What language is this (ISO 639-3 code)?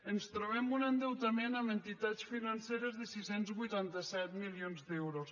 cat